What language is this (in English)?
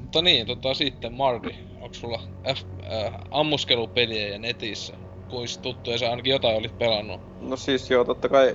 Finnish